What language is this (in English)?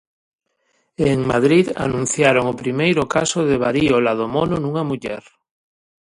Galician